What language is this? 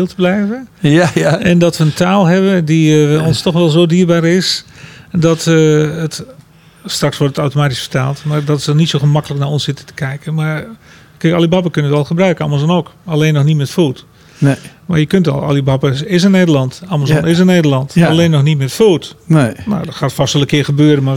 Dutch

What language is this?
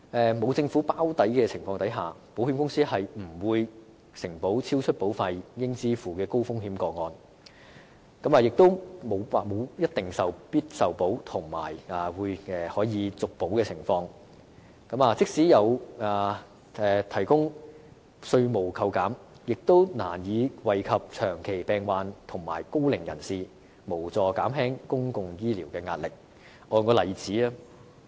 Cantonese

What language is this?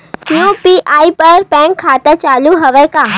Chhattisgarhi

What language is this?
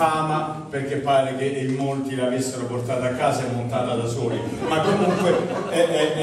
Italian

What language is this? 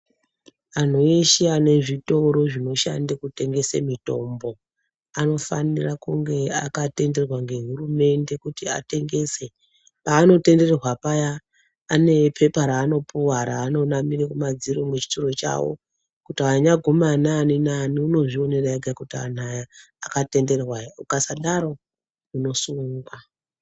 Ndau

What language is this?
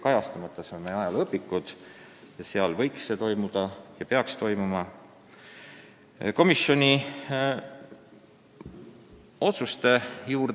Estonian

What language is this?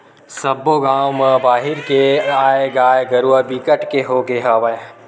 Chhattisgarhi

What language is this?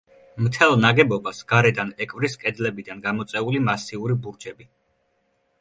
Georgian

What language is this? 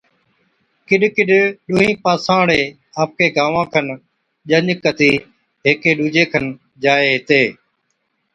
Od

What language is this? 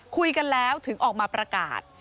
Thai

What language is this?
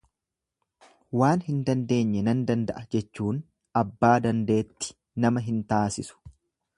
Oromo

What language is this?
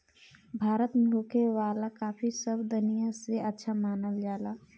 Bhojpuri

